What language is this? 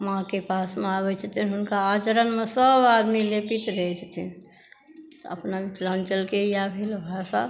Maithili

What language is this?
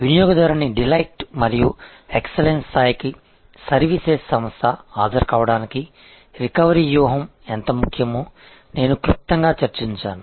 Telugu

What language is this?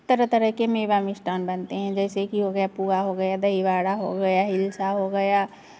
Hindi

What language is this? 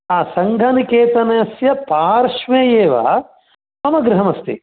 Sanskrit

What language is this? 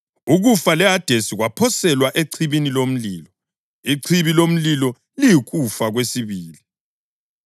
North Ndebele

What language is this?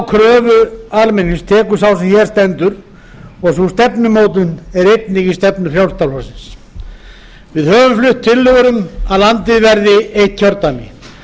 Icelandic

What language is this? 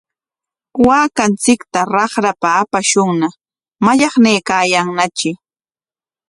Corongo Ancash Quechua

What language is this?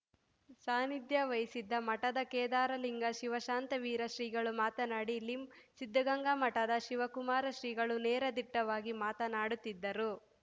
Kannada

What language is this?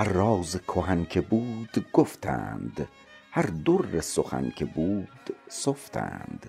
Persian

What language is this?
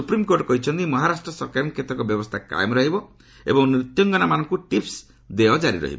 Odia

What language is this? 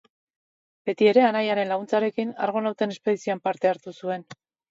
Basque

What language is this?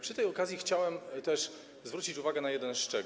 Polish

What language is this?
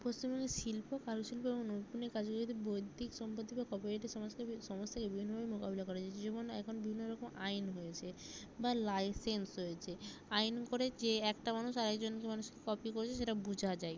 Bangla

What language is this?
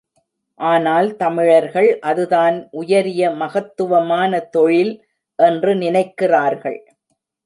Tamil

